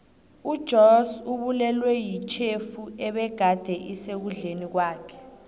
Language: South Ndebele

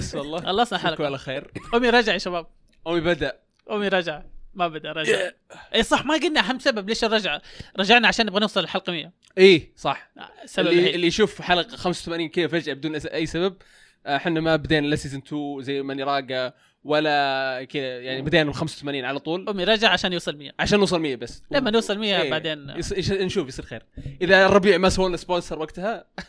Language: Arabic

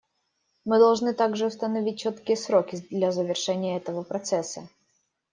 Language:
Russian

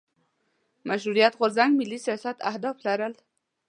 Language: Pashto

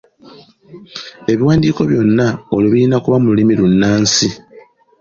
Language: Ganda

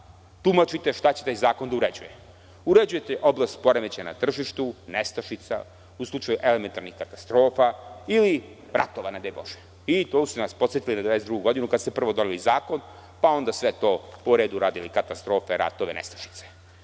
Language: Serbian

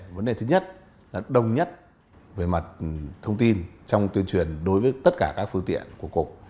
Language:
Vietnamese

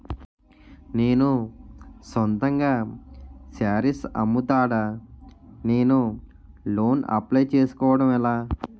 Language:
Telugu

